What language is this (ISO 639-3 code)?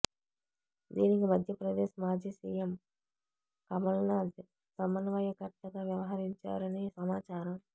tel